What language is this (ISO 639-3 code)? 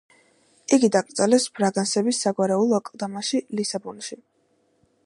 kat